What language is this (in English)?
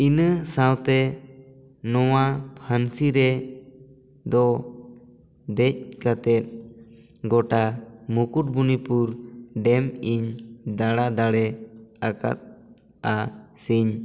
Santali